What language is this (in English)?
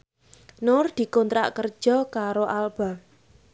Javanese